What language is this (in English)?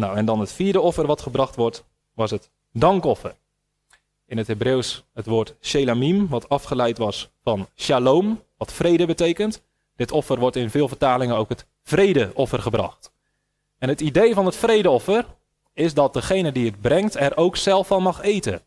Dutch